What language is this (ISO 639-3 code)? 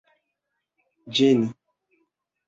epo